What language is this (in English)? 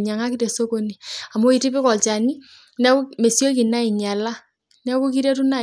Masai